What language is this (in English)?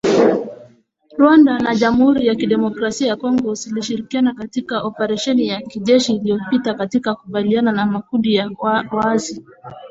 Swahili